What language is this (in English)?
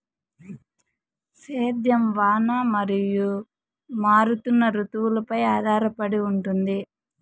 Telugu